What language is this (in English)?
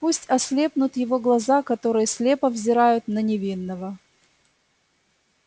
Russian